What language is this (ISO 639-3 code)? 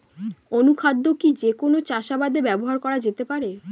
ben